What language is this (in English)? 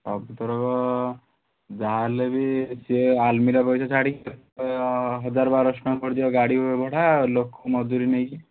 Odia